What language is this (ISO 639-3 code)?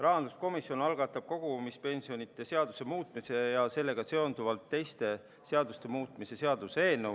est